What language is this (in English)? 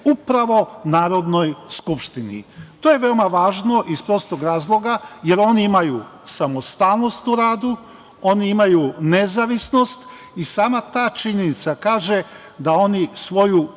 Serbian